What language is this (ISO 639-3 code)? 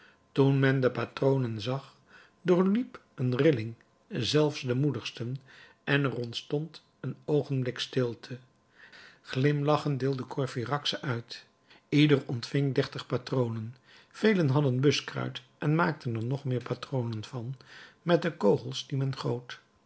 nld